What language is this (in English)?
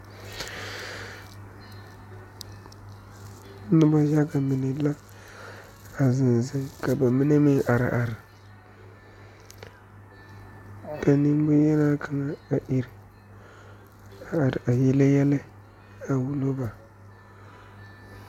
Southern Dagaare